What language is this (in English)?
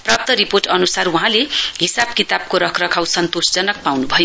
Nepali